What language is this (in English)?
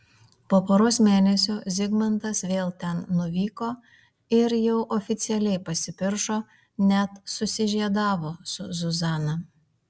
Lithuanian